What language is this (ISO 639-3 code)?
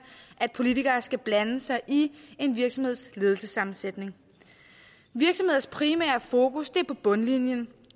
dan